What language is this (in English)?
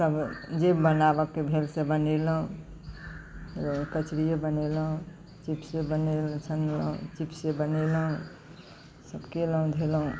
Maithili